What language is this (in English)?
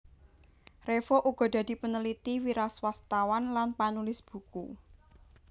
Javanese